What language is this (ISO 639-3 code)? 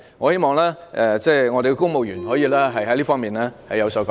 yue